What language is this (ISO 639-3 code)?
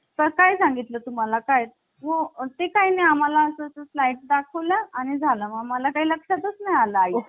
mar